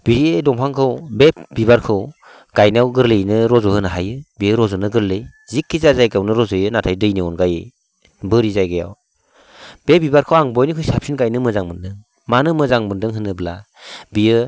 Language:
Bodo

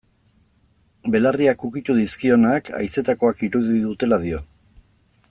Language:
Basque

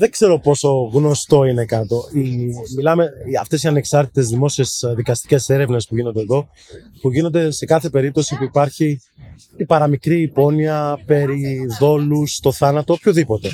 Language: Greek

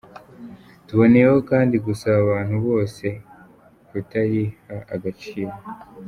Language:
Kinyarwanda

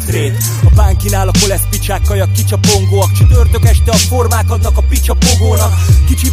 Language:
Hungarian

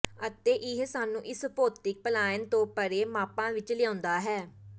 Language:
Punjabi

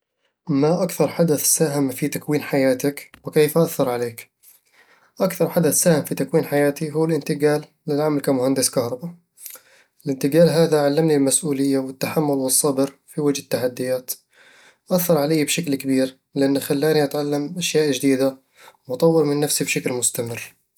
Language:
Eastern Egyptian Bedawi Arabic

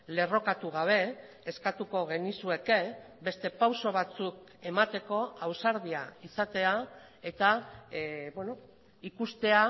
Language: Basque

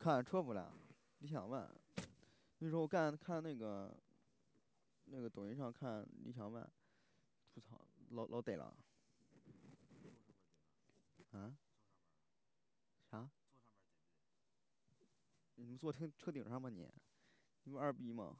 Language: Chinese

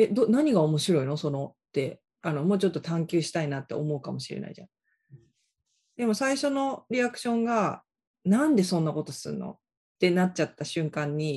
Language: Japanese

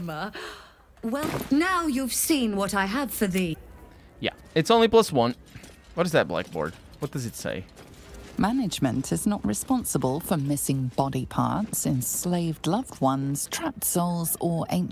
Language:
English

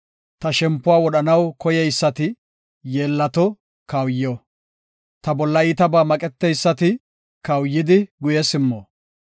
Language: Gofa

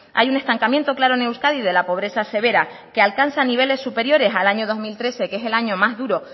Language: Spanish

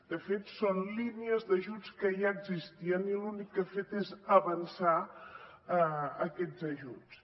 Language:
Catalan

